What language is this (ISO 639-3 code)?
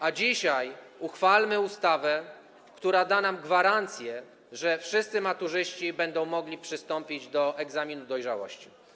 pol